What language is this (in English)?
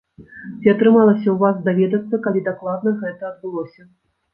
Belarusian